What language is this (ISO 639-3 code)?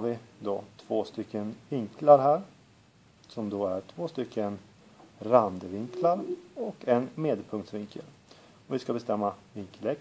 swe